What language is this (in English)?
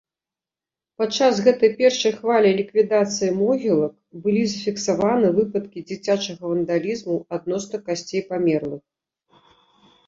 Belarusian